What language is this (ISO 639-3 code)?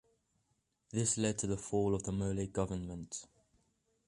eng